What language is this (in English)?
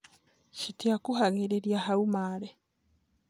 Kikuyu